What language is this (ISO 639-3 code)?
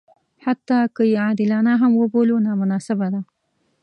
pus